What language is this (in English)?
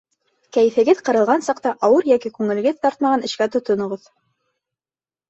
Bashkir